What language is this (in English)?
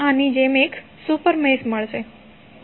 Gujarati